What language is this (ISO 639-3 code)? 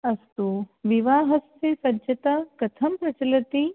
san